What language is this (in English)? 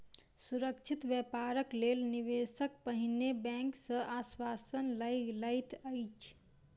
Maithili